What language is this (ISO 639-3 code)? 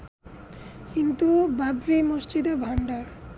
ben